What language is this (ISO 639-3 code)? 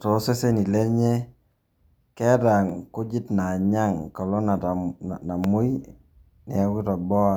mas